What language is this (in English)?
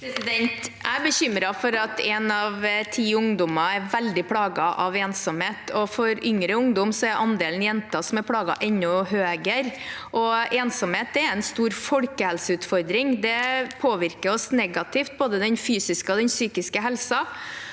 Norwegian